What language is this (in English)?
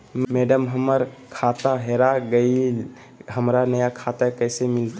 Magahi